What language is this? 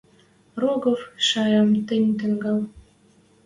Western Mari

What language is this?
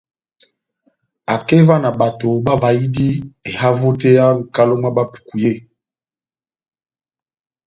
Batanga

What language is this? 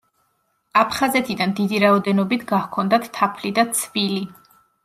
Georgian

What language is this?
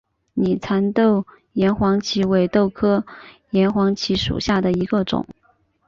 Chinese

